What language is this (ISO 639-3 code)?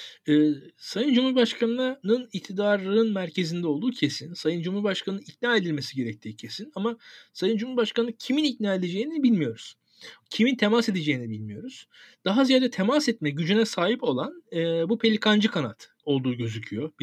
tur